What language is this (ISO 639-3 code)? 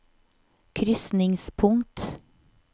nor